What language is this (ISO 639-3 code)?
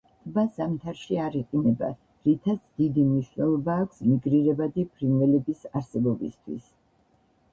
kat